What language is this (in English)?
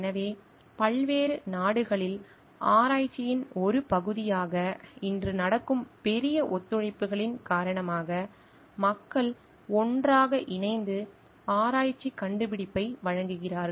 Tamil